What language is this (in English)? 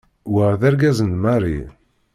Kabyle